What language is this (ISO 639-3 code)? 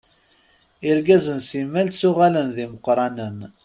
kab